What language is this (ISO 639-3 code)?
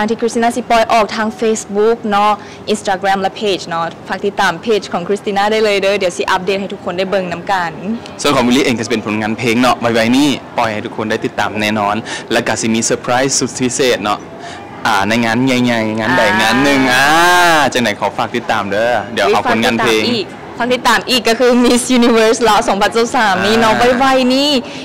tha